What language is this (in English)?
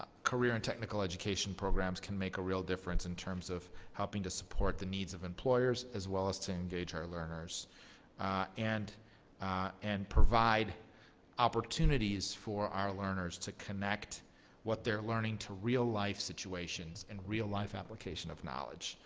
English